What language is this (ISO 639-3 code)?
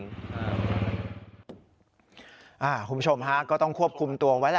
tha